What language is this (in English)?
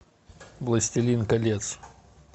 Russian